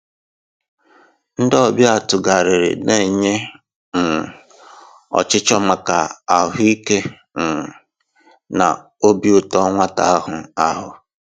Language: Igbo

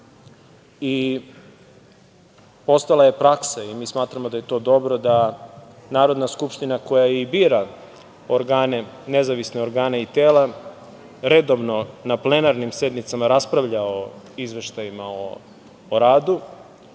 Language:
Serbian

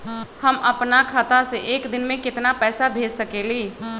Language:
Magahi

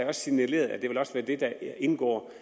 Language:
Danish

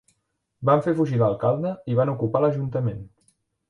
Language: Catalan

